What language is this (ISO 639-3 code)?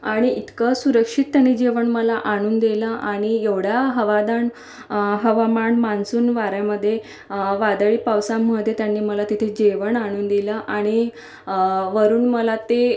mar